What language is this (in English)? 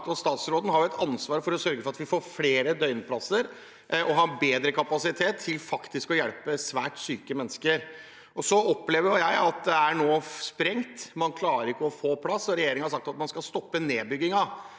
Norwegian